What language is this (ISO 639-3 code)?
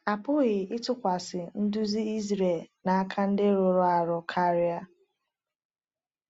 ibo